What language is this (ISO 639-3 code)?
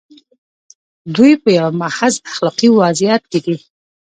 pus